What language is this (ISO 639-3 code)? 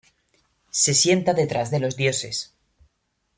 spa